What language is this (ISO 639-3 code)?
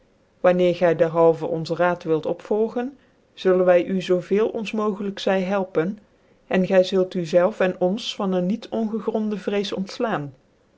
nld